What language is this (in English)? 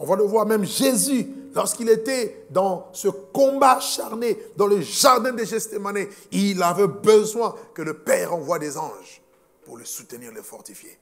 French